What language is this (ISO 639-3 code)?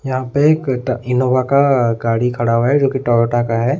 hin